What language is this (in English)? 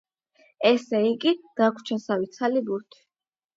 Georgian